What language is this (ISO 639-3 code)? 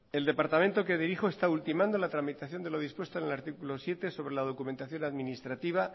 spa